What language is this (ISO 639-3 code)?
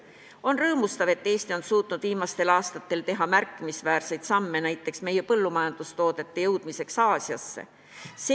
est